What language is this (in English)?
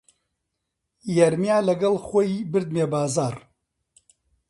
Central Kurdish